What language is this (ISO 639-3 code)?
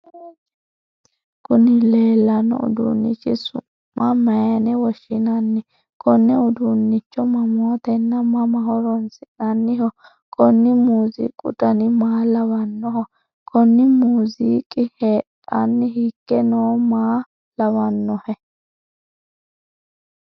sid